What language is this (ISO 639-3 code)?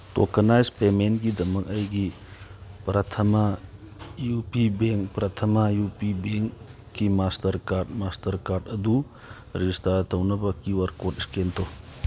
mni